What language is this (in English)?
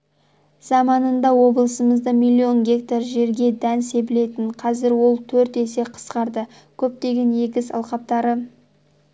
Kazakh